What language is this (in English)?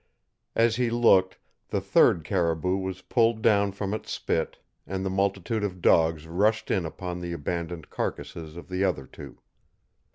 English